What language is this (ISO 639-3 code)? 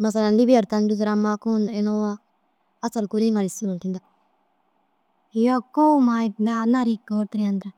dzg